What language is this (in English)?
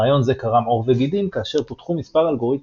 Hebrew